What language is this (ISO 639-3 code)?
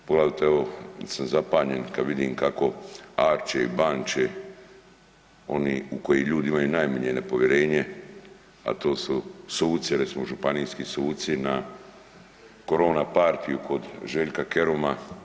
hrv